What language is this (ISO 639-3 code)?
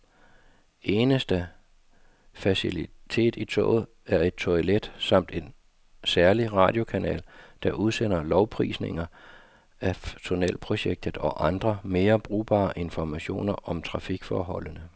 dan